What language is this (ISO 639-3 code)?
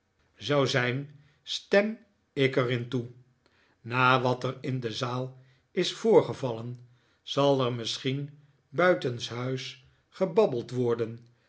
nld